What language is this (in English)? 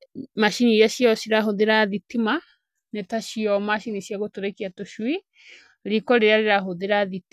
Kikuyu